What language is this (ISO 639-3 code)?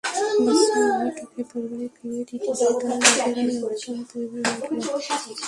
ben